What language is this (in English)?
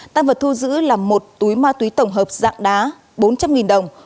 Vietnamese